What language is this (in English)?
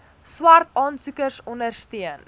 Afrikaans